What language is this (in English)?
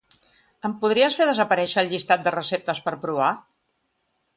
Catalan